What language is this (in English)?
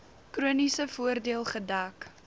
Afrikaans